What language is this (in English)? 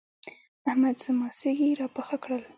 Pashto